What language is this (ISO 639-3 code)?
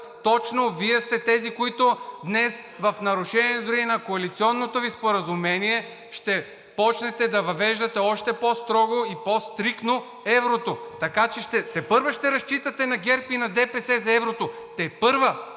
bul